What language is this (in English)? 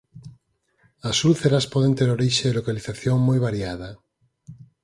Galician